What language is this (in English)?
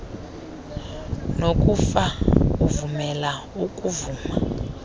Xhosa